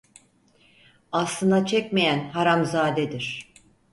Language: Turkish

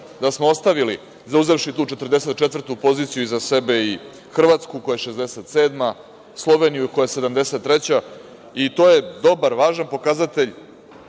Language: Serbian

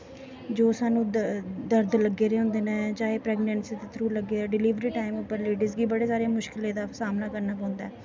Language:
Dogri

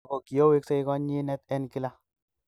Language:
Kalenjin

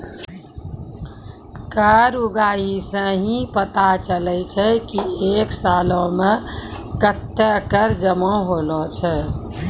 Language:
Maithili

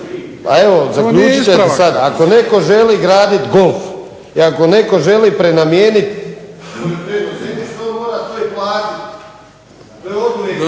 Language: Croatian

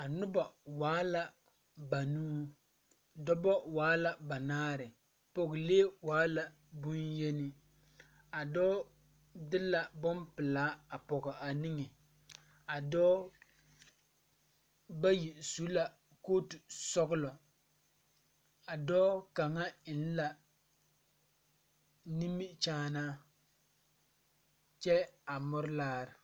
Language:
Southern Dagaare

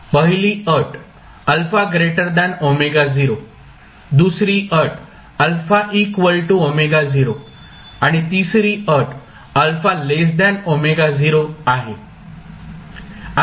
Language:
Marathi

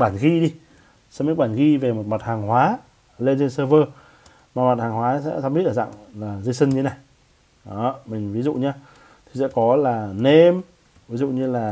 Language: Vietnamese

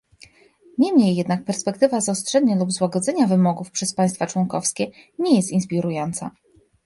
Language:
Polish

